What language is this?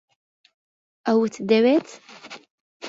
Central Kurdish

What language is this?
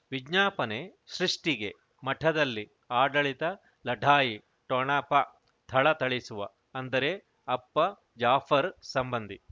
Kannada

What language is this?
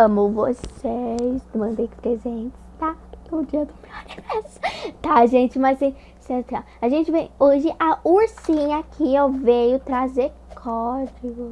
Portuguese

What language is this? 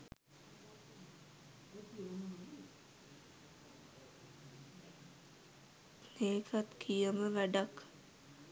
Sinhala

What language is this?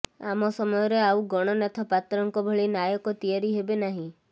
Odia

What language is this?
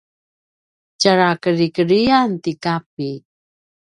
Paiwan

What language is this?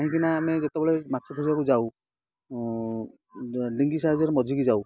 Odia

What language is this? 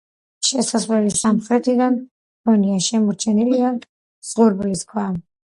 Georgian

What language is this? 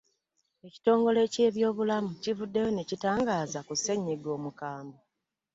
Ganda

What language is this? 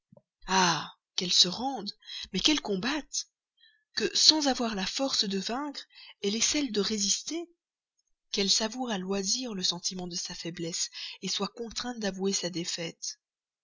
French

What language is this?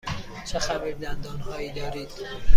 Persian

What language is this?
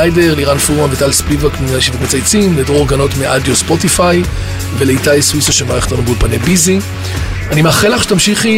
Hebrew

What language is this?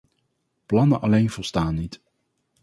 Dutch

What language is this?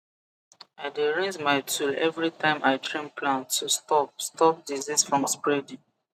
Nigerian Pidgin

